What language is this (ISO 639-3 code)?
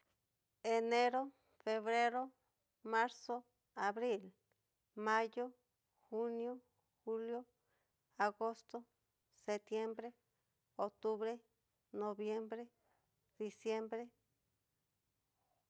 miu